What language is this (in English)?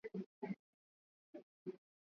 Swahili